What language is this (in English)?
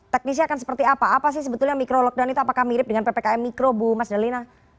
Indonesian